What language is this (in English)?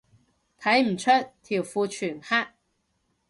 Cantonese